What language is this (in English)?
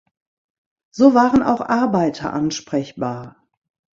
German